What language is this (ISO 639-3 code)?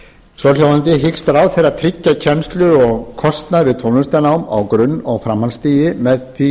isl